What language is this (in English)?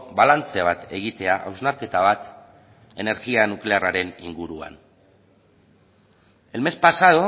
Basque